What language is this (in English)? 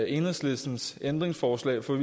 Danish